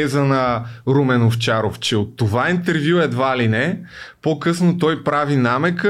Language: Bulgarian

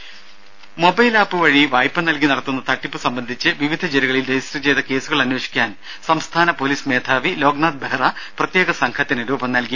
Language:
Malayalam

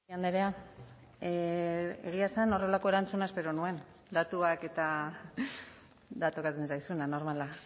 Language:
Basque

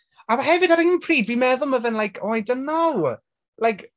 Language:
Welsh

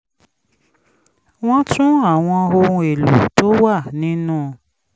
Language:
Yoruba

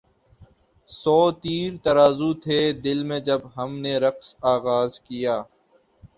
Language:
Urdu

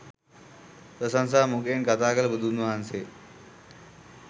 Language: Sinhala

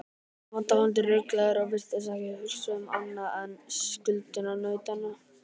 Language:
Icelandic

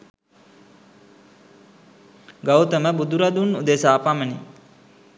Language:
Sinhala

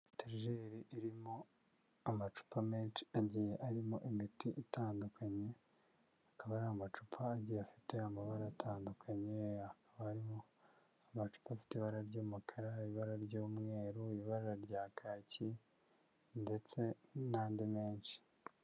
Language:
Kinyarwanda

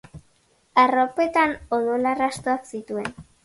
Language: Basque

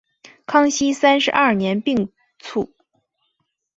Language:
Chinese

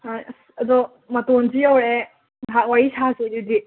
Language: Manipuri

